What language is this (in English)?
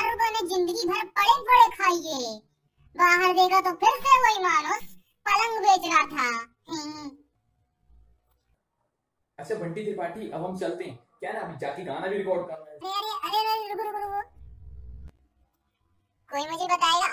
Hindi